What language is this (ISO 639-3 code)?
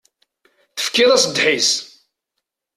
kab